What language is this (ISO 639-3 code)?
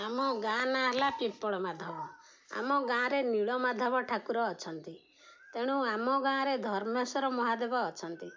ori